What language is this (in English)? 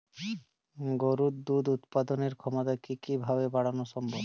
Bangla